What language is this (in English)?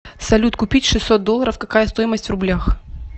Russian